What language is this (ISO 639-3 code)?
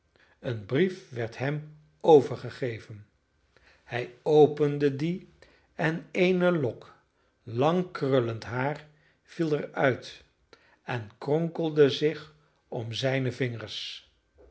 nld